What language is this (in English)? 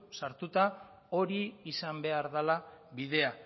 Basque